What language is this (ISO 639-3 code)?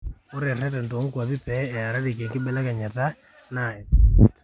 mas